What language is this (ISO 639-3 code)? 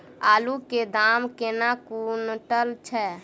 mai